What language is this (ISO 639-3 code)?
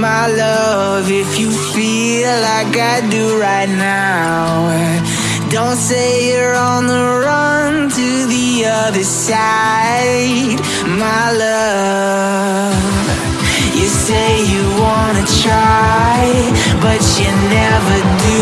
eng